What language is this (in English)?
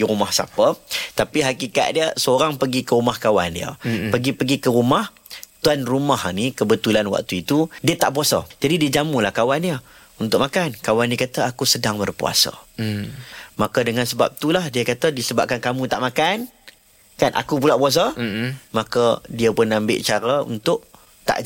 Malay